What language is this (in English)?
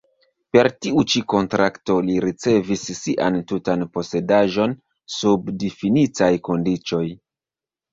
Esperanto